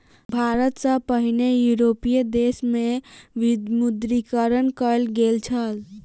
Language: Maithili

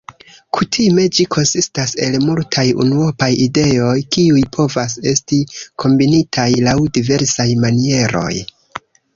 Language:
Esperanto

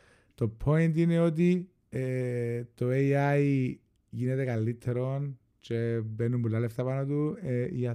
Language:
Greek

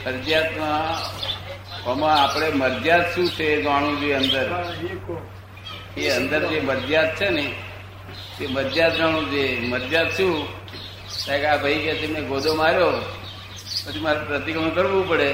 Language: Gujarati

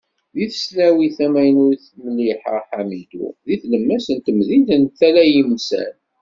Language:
Kabyle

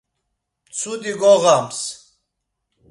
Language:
Laz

